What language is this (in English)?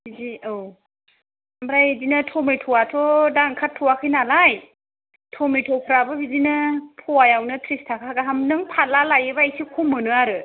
Bodo